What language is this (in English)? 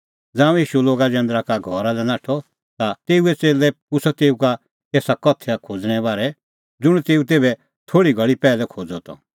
Kullu Pahari